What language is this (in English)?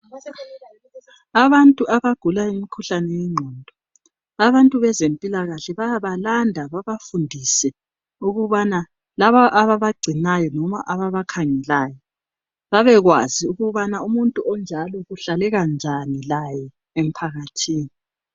North Ndebele